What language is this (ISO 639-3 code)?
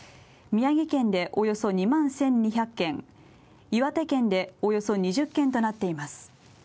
jpn